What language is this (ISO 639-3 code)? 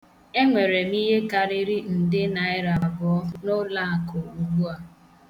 ibo